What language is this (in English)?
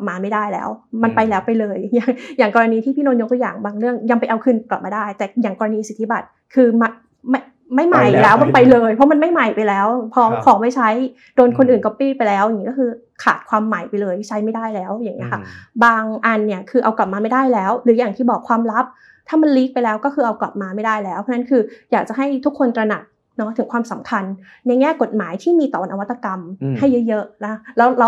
Thai